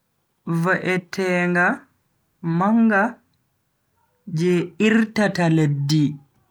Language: Bagirmi Fulfulde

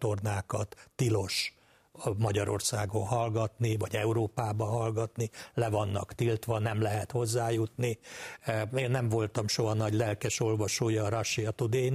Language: Hungarian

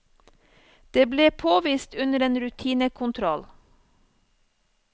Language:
Norwegian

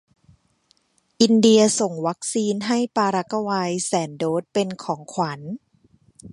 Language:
Thai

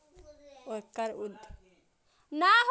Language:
Maithili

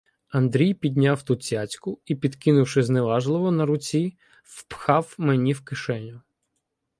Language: Ukrainian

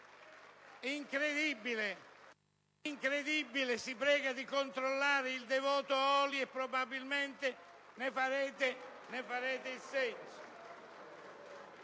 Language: Italian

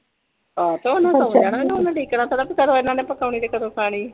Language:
Punjabi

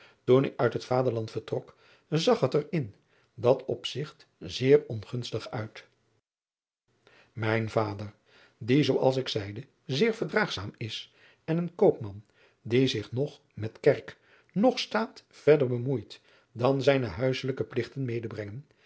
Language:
Dutch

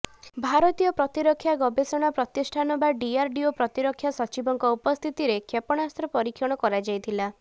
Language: Odia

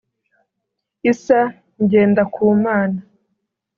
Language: Kinyarwanda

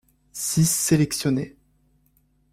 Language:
French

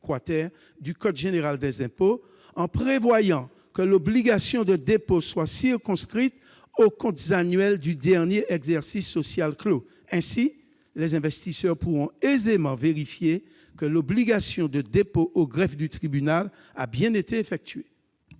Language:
French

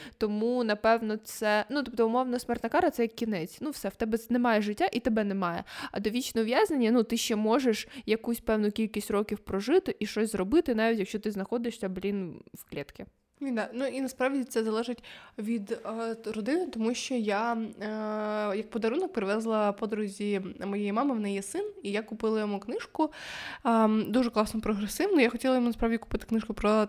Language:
Ukrainian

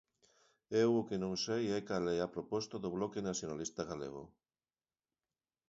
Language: Galician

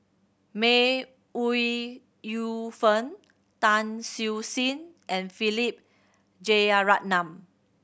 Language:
English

